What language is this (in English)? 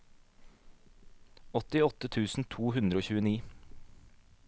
Norwegian